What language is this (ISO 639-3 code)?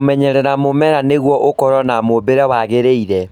kik